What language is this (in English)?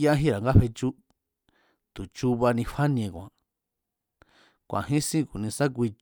Mazatlán Mazatec